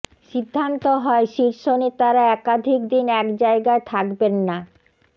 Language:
Bangla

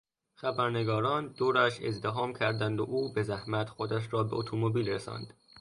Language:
Persian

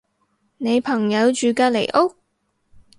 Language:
Cantonese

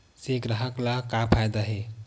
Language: Chhattisgarhi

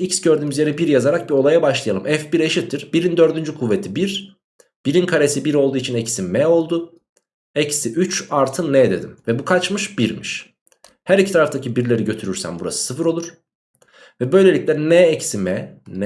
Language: Turkish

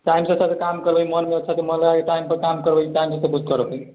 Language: Maithili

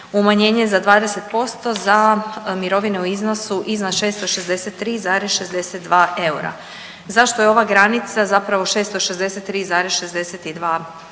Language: Croatian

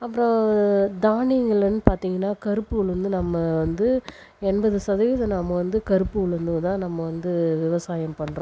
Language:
Tamil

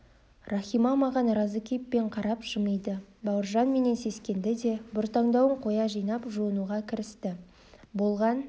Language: Kazakh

